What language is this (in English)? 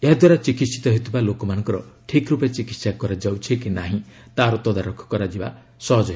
Odia